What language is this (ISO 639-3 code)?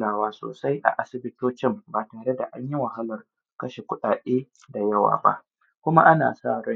hau